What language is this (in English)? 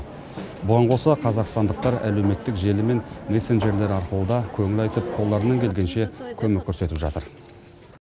Kazakh